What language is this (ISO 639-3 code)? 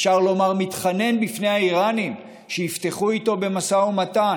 heb